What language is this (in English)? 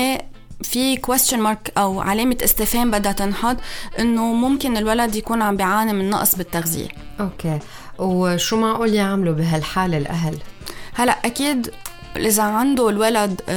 Arabic